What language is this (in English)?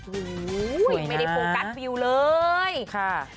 Thai